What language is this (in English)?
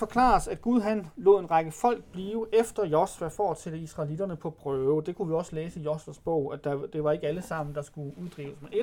Danish